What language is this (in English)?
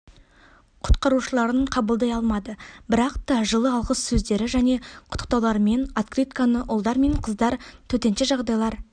Kazakh